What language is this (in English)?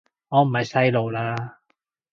Cantonese